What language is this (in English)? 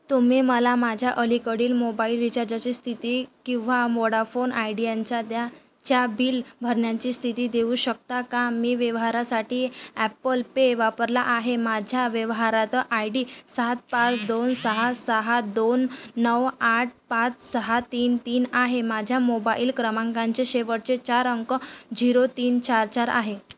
Marathi